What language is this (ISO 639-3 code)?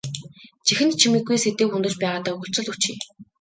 mon